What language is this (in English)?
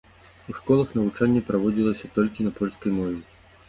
Belarusian